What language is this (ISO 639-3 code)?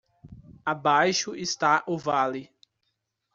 por